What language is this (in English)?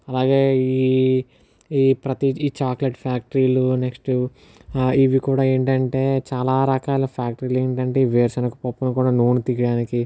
Telugu